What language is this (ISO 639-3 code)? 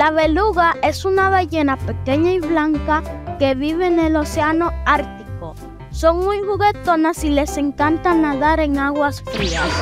spa